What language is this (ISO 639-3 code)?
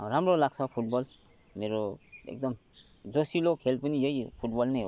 nep